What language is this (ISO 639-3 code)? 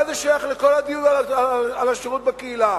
heb